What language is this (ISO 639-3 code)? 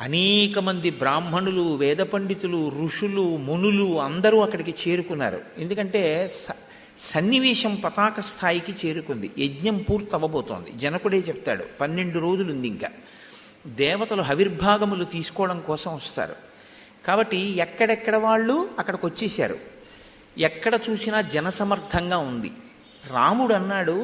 tel